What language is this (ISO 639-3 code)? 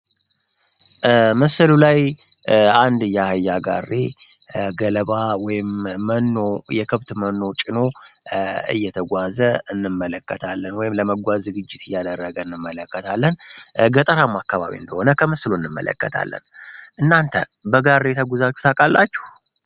amh